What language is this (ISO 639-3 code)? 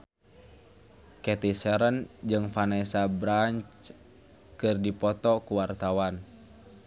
sun